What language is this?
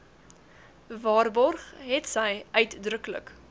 Afrikaans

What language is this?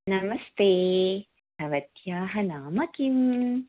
Sanskrit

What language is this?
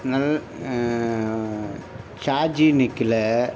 Tamil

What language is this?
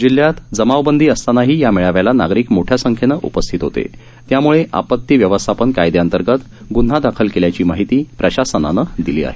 Marathi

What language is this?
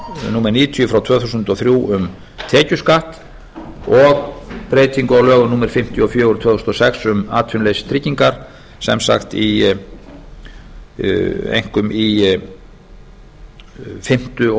Icelandic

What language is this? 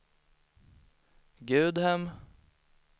Swedish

